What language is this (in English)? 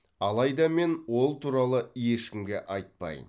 Kazakh